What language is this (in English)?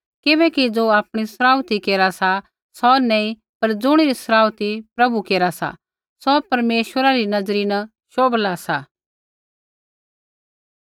Kullu Pahari